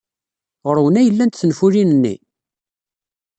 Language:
Kabyle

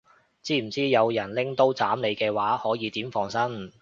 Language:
Cantonese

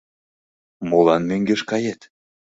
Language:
Mari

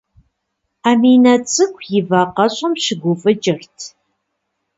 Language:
Kabardian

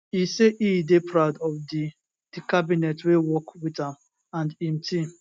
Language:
Nigerian Pidgin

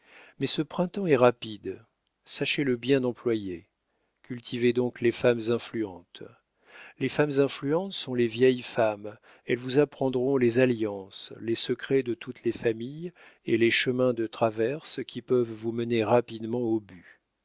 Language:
French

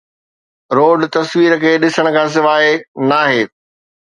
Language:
Sindhi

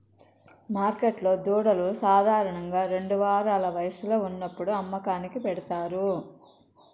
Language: Telugu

